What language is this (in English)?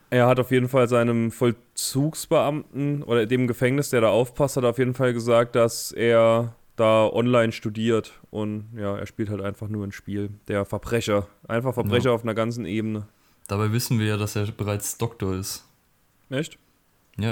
German